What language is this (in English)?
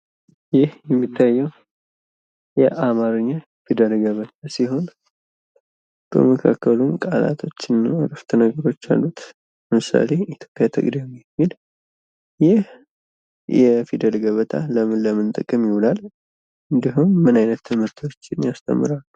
Amharic